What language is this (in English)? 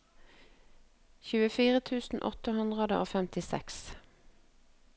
Norwegian